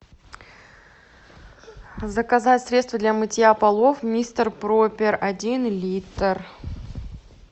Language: Russian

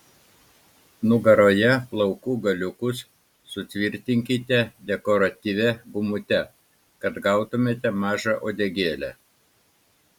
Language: Lithuanian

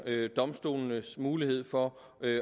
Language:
Danish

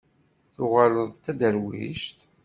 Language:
Kabyle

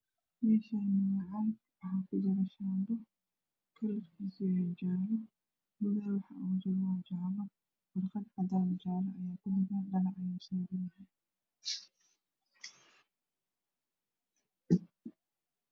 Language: Somali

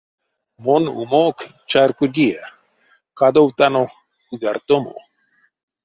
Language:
Erzya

